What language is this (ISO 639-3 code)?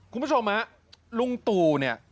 tha